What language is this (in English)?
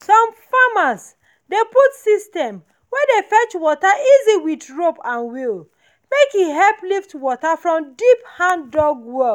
Nigerian Pidgin